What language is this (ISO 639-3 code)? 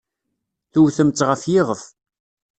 kab